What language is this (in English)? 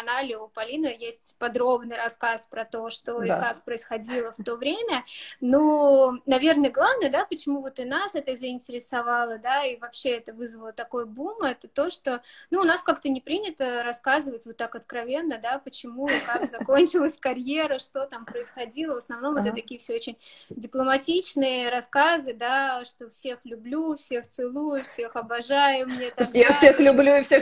Russian